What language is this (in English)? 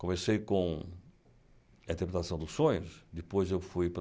Portuguese